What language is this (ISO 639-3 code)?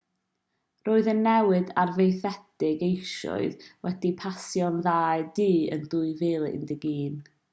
cym